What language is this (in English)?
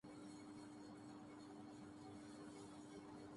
Urdu